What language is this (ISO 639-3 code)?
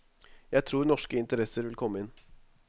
nor